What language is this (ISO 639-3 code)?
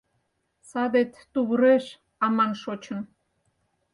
chm